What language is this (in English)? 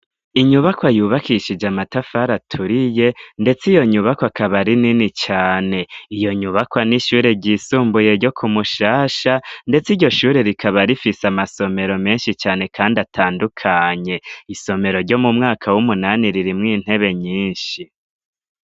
Rundi